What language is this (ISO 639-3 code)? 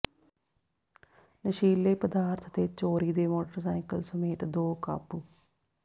pan